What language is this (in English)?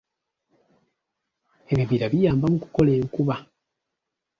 Ganda